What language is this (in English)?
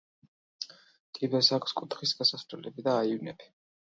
Georgian